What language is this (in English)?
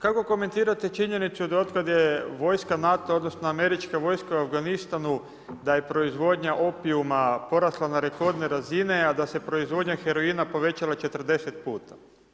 Croatian